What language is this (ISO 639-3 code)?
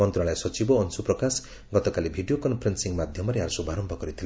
ori